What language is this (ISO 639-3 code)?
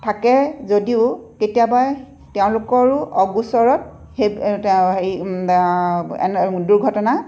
asm